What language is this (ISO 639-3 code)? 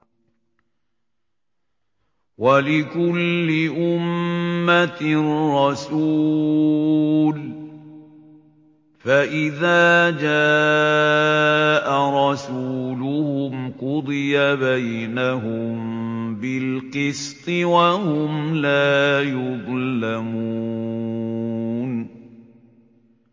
ara